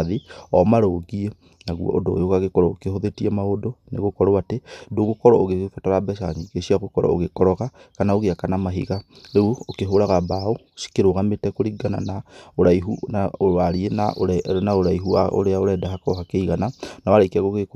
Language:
Kikuyu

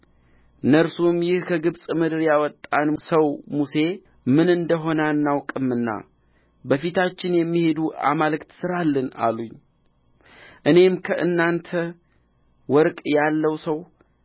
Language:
Amharic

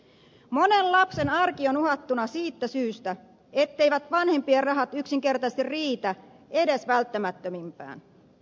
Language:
Finnish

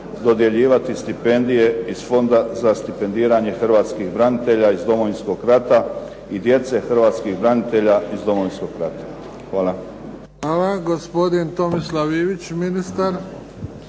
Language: Croatian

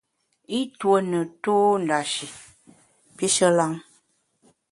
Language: Bamun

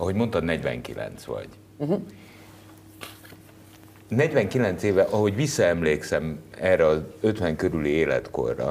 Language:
Hungarian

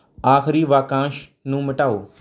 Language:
Punjabi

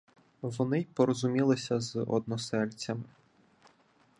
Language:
Ukrainian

